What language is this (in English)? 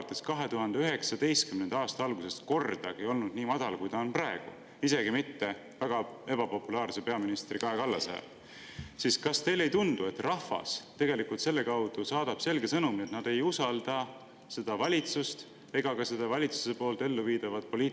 Estonian